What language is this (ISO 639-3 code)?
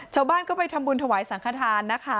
tha